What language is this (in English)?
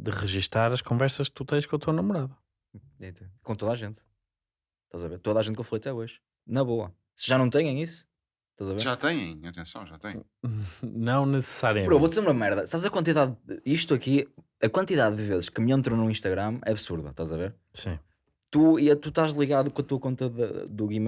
Portuguese